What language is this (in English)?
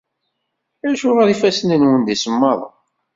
Kabyle